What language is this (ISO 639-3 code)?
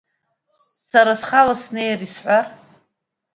abk